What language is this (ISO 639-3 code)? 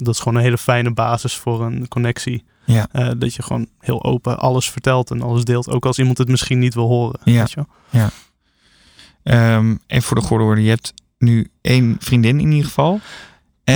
nld